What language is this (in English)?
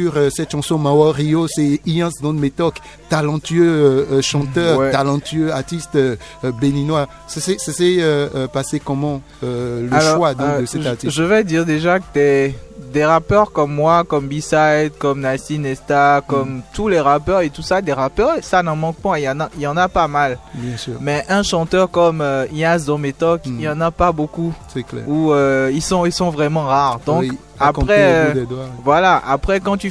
French